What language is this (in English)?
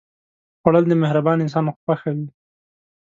Pashto